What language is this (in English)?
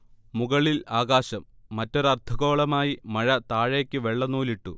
Malayalam